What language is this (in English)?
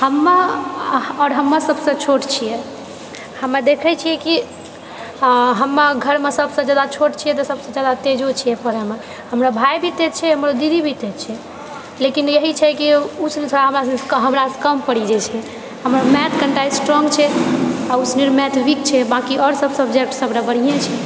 Maithili